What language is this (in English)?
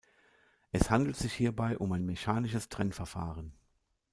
German